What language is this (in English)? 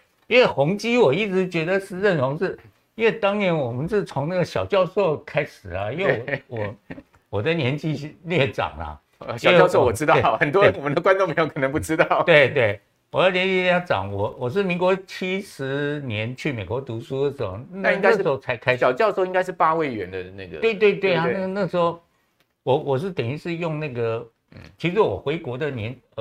Chinese